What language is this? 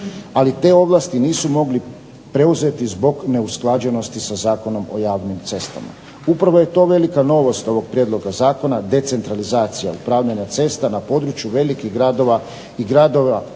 Croatian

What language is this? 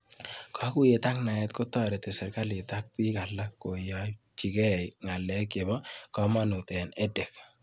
Kalenjin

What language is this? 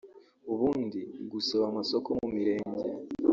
Kinyarwanda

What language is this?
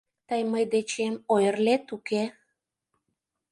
Mari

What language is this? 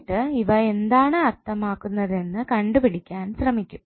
Malayalam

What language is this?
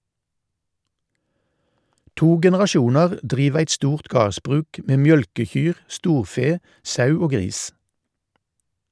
Norwegian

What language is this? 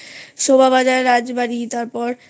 Bangla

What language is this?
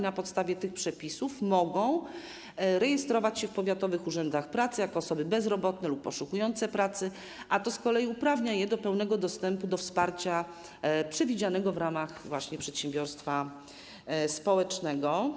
Polish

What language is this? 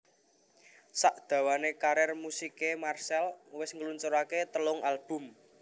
Javanese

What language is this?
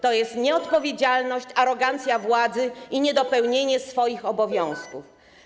Polish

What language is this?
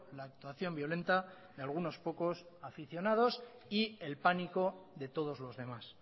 Spanish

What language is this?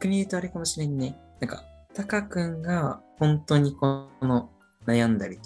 Japanese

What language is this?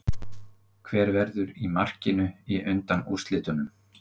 Icelandic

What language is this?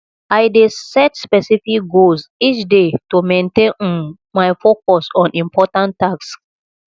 Nigerian Pidgin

